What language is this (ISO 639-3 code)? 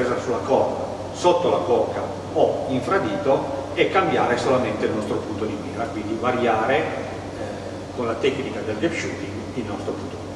ita